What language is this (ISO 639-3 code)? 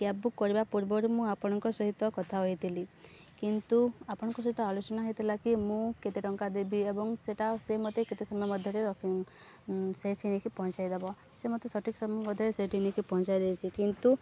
ori